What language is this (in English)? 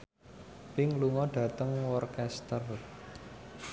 Javanese